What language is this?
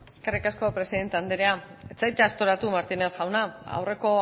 Basque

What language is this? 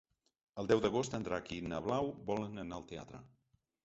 Catalan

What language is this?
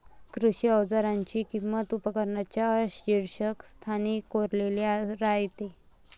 Marathi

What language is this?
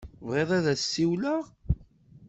Kabyle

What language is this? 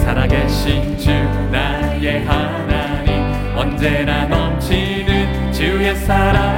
Korean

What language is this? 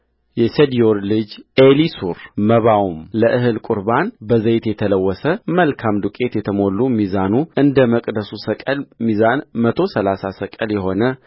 Amharic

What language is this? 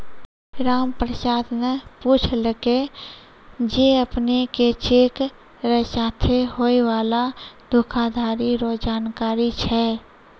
Maithili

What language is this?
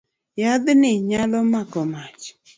Luo (Kenya and Tanzania)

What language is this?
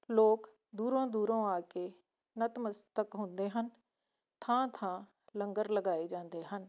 Punjabi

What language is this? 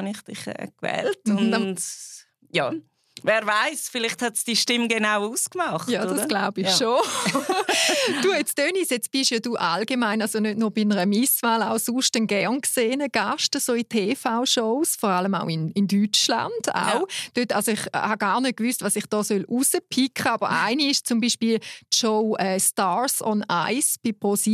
German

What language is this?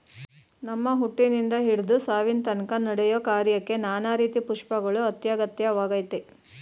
Kannada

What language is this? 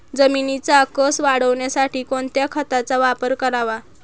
Marathi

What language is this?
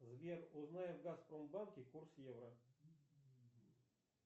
Russian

